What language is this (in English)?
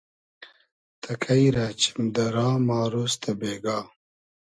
Hazaragi